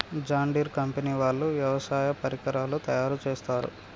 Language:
Telugu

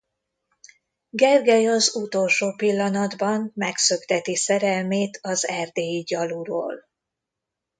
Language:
Hungarian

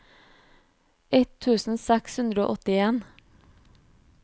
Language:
Norwegian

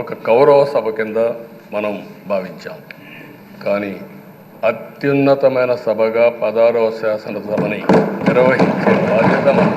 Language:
Telugu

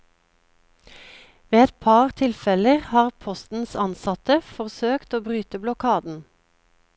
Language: Norwegian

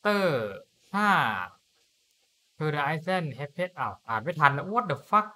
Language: Thai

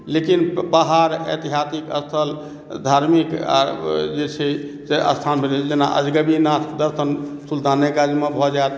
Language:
Maithili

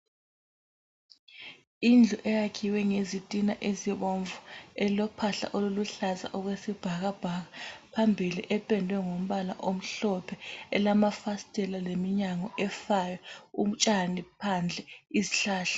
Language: North Ndebele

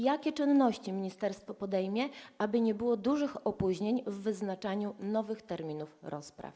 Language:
Polish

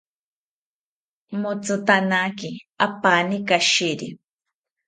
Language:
South Ucayali Ashéninka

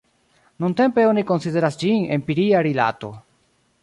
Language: Esperanto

